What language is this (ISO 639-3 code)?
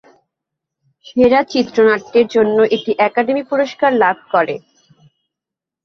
ben